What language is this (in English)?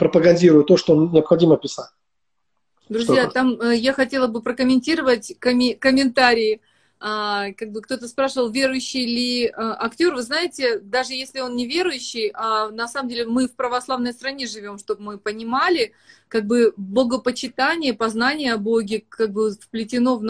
Russian